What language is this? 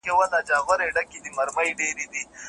Pashto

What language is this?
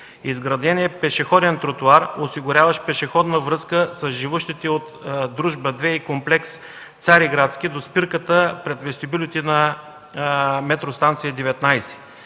Bulgarian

